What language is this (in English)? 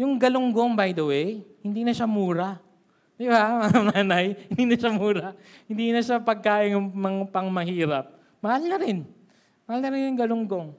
Filipino